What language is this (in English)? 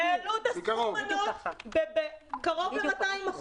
Hebrew